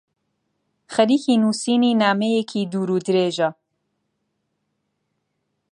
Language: Central Kurdish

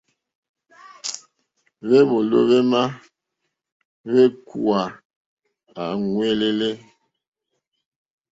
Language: Mokpwe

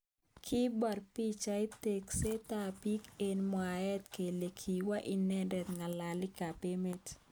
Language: Kalenjin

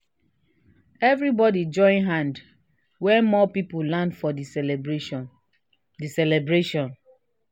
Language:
Nigerian Pidgin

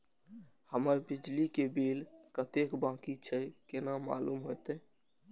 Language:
Maithili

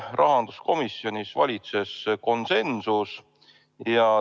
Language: Estonian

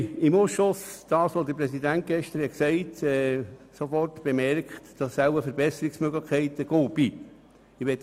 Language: Swiss German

